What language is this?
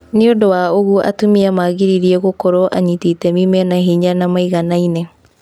Kikuyu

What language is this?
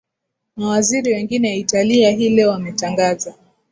Swahili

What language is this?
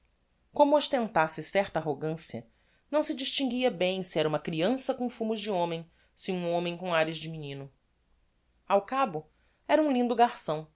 Portuguese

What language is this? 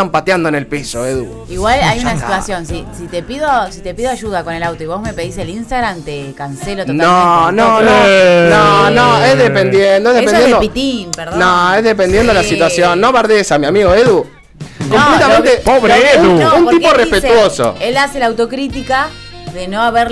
Spanish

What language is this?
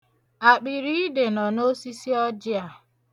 Igbo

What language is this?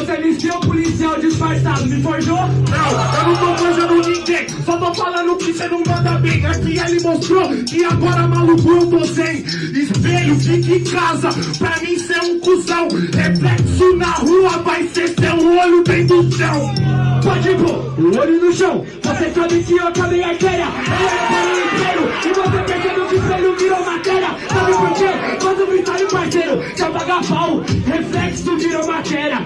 Portuguese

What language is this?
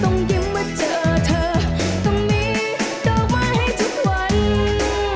Thai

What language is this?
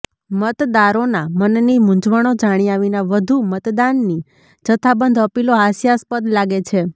Gujarati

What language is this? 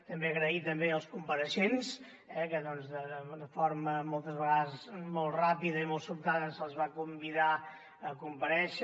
Catalan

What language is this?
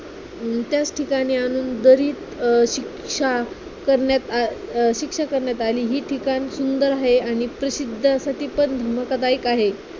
Marathi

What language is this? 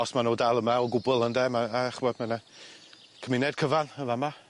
Welsh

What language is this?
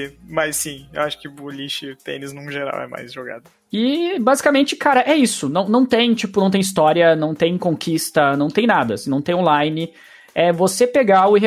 Portuguese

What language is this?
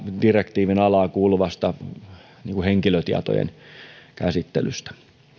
Finnish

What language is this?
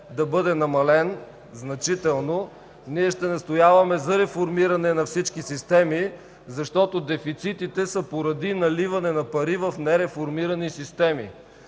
Bulgarian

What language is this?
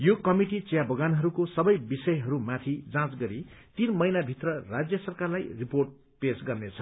Nepali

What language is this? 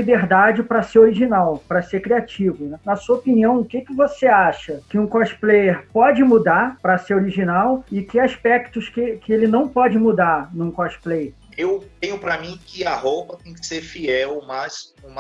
Portuguese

